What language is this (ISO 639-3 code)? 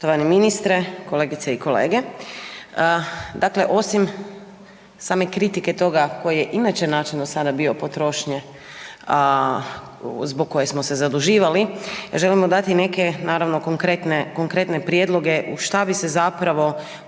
hrv